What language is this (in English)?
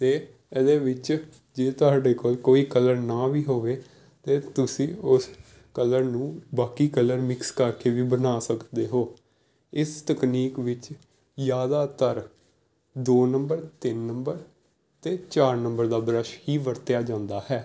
Punjabi